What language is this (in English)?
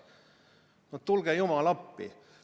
Estonian